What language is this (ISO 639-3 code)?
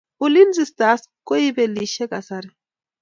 kln